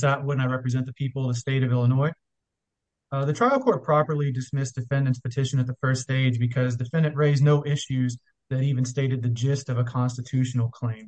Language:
English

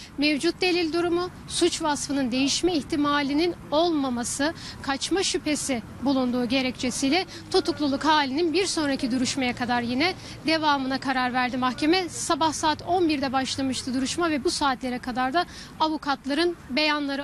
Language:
Turkish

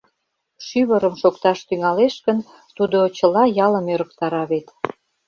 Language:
Mari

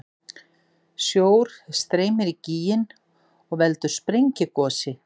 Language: Icelandic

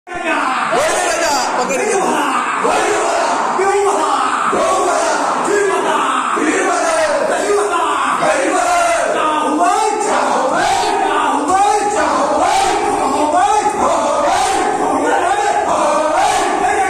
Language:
Ukrainian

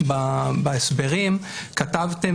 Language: Hebrew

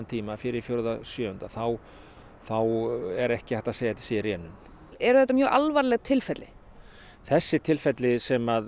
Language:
Icelandic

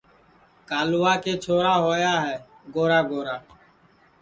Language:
Sansi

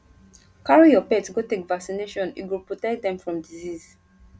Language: Nigerian Pidgin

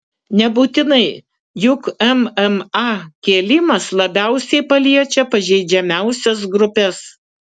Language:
Lithuanian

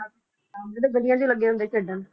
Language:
Punjabi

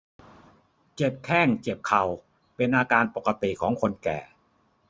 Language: Thai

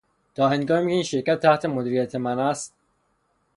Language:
Persian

